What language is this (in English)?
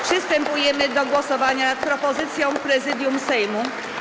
Polish